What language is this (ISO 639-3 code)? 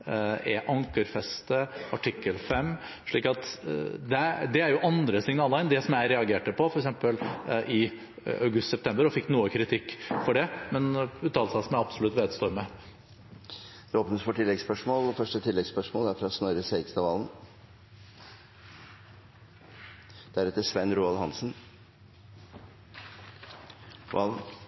nor